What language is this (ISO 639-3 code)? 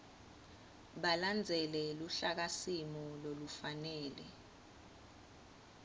ssw